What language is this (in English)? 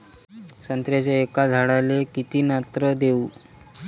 Marathi